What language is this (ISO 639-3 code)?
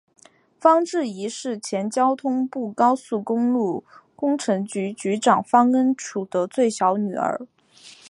zho